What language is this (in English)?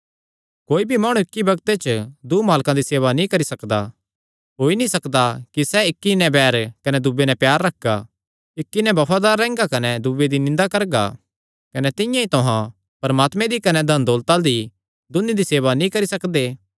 Kangri